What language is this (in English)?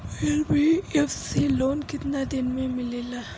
Bhojpuri